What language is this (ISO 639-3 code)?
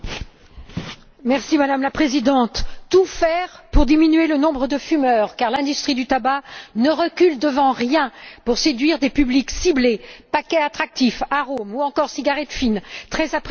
fra